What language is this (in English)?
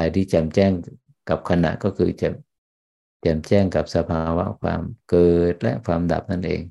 Thai